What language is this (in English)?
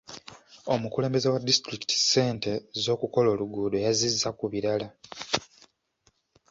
Ganda